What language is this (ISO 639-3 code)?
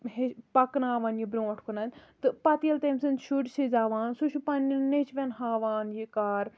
kas